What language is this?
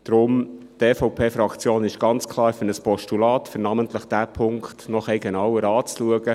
Swiss German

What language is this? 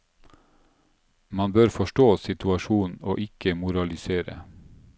Norwegian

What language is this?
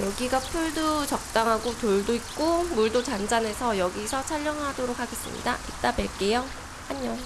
Korean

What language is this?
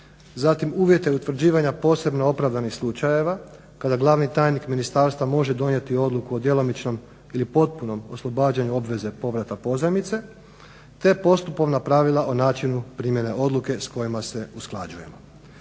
Croatian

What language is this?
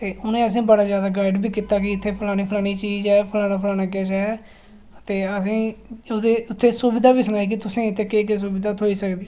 Dogri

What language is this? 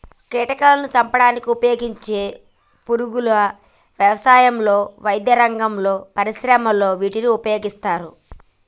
Telugu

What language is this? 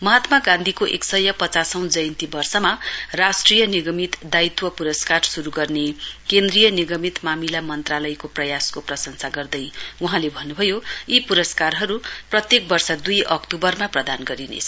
Nepali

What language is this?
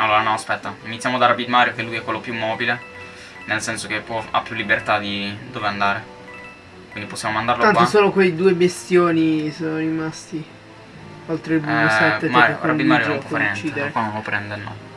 Italian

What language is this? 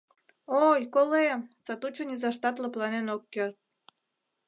Mari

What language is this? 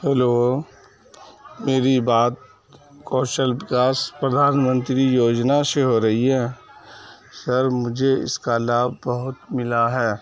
Urdu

